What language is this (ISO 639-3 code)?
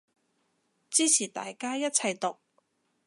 yue